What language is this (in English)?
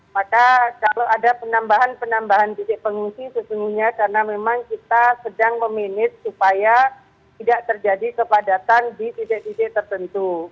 Indonesian